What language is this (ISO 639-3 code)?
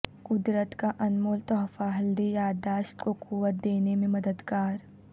urd